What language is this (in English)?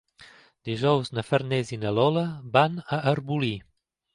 Catalan